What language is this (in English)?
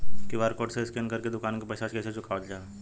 Bhojpuri